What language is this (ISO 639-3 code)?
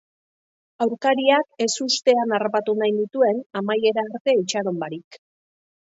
eus